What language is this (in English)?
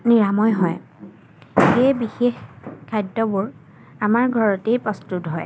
Assamese